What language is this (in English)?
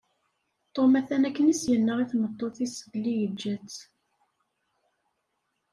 Kabyle